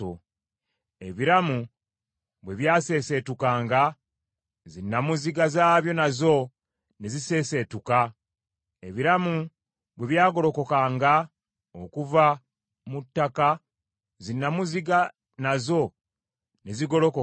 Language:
Ganda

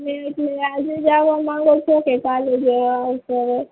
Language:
Gujarati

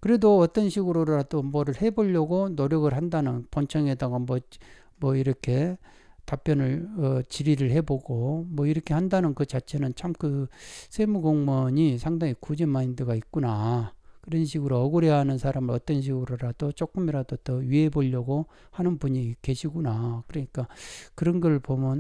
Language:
Korean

